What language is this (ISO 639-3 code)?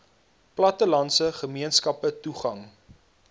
afr